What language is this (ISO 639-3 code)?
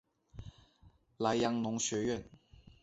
zho